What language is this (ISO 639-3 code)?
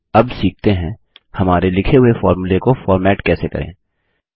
hin